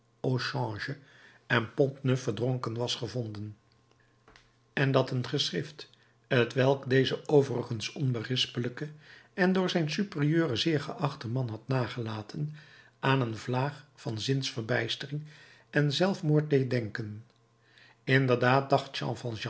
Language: Dutch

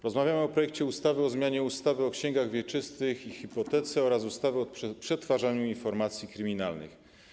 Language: Polish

